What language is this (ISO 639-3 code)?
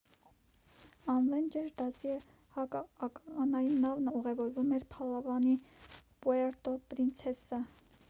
hye